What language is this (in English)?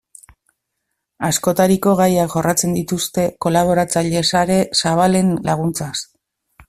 Basque